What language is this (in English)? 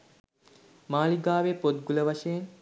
Sinhala